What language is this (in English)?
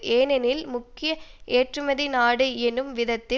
Tamil